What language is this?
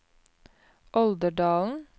Norwegian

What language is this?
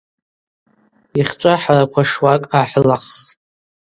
Abaza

